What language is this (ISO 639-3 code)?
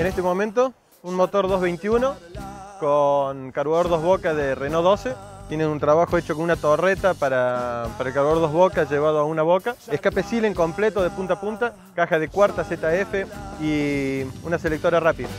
spa